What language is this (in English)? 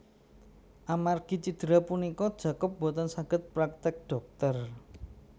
Javanese